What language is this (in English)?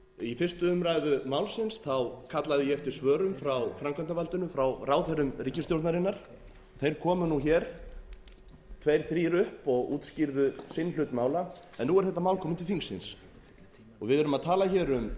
Icelandic